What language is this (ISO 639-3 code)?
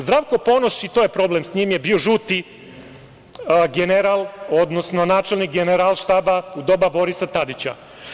srp